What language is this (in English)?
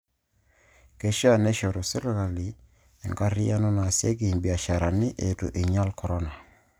Masai